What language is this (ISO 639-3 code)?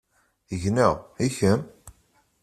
kab